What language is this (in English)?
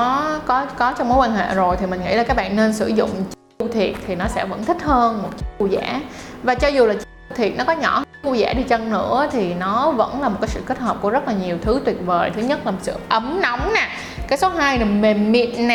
Vietnamese